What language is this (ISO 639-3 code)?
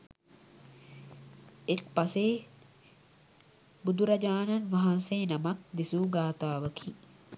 sin